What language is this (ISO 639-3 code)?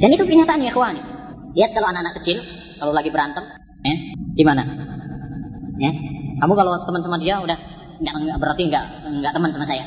msa